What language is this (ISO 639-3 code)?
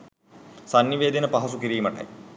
sin